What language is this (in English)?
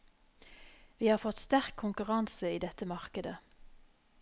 Norwegian